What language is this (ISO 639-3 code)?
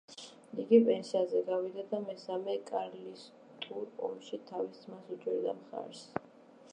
kat